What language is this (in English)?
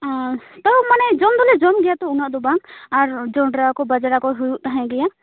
Santali